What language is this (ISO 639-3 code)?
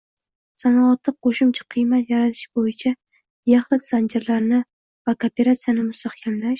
uzb